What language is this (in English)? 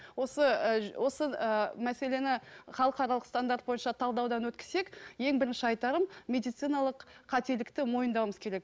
Kazakh